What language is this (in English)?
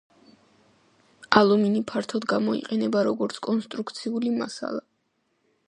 Georgian